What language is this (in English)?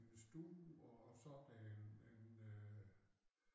Danish